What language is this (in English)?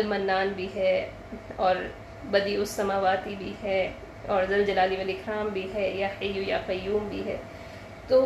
Urdu